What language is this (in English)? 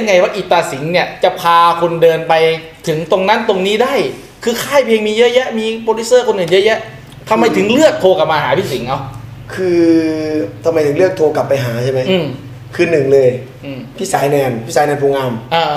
Thai